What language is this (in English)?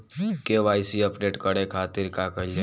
Bhojpuri